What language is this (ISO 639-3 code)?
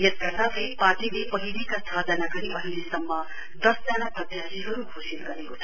nep